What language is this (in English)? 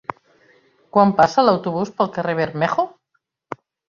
Catalan